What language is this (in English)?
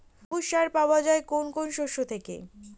Bangla